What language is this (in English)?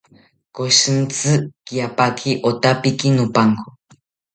South Ucayali Ashéninka